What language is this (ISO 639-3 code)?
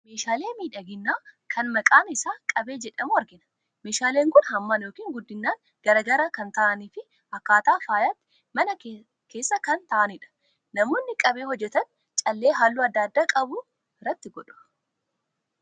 orm